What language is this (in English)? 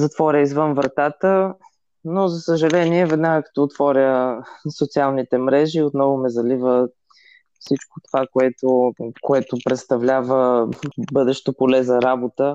Bulgarian